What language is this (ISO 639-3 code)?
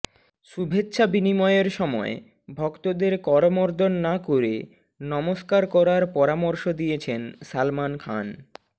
ben